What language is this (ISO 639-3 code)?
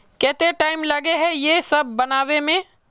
mag